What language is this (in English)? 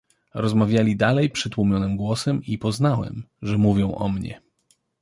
Polish